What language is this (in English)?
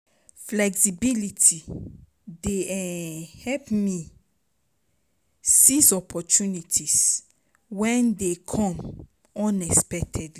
Nigerian Pidgin